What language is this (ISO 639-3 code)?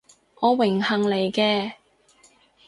yue